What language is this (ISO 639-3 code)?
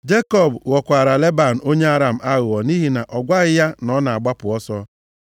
ibo